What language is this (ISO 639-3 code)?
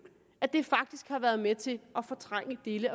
dan